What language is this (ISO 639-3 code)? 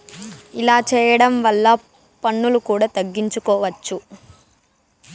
tel